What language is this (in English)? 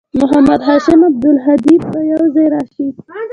Pashto